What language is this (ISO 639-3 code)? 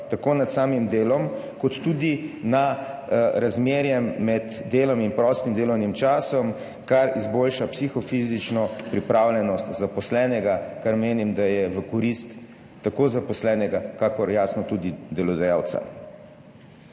slv